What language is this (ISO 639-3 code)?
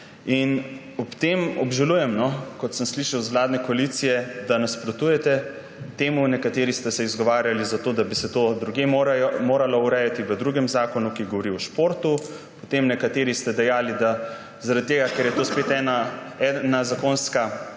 slv